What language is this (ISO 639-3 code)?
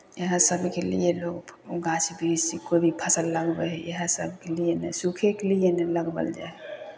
mai